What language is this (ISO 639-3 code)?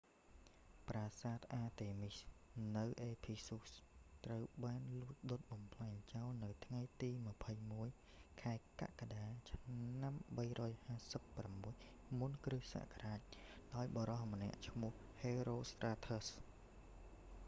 khm